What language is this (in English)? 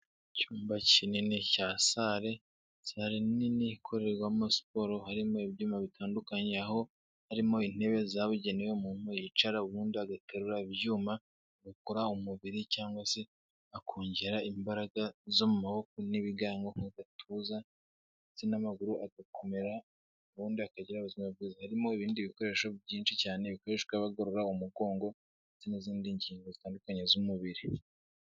Kinyarwanda